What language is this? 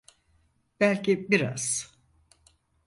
Turkish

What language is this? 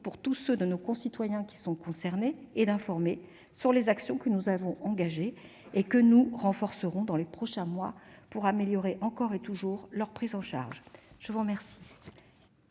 French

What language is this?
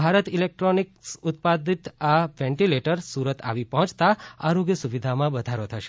Gujarati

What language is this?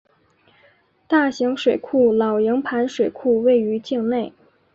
Chinese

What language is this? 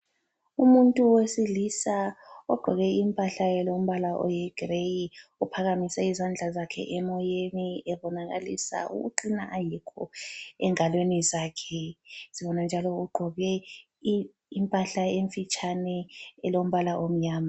North Ndebele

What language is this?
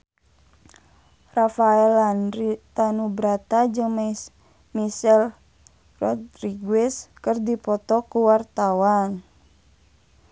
Sundanese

